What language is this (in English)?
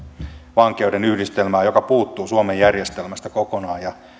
Finnish